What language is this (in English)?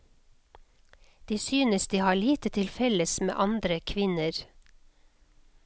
Norwegian